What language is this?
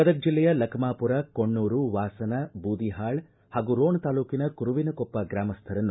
Kannada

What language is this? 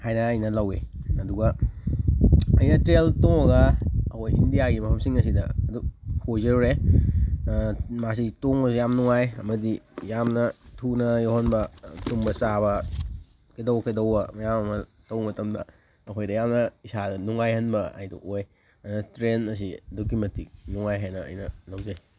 Manipuri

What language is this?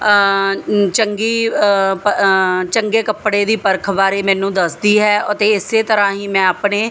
Punjabi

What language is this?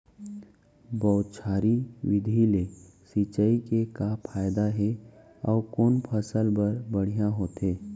Chhattisgarhi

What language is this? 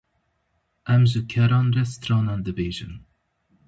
Kurdish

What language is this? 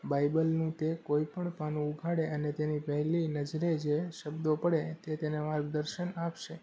Gujarati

